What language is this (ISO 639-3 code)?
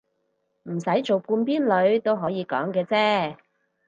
yue